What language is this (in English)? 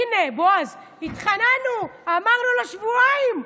Hebrew